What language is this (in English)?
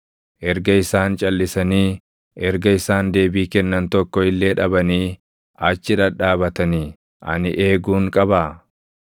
Oromo